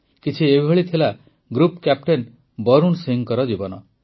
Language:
Odia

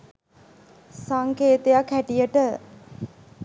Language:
Sinhala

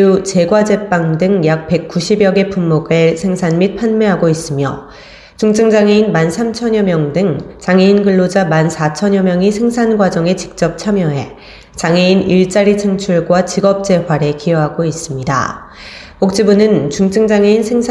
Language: Korean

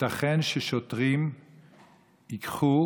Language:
Hebrew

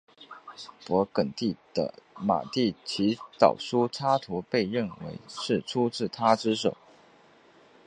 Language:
Chinese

